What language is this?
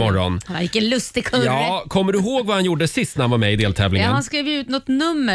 Swedish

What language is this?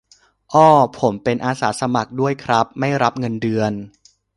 Thai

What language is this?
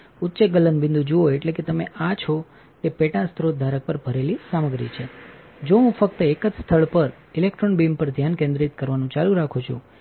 Gujarati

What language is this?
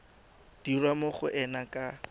Tswana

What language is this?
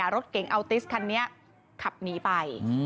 Thai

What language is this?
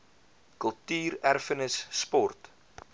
Afrikaans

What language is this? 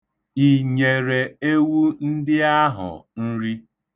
Igbo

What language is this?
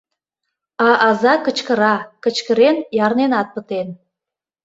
Mari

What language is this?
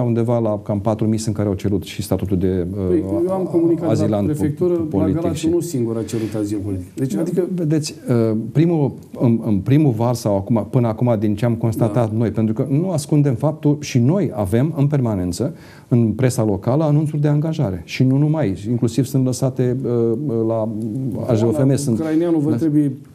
Romanian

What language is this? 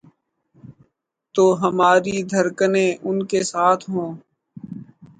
Urdu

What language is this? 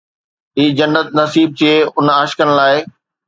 Sindhi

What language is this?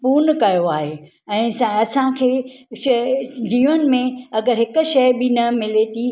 Sindhi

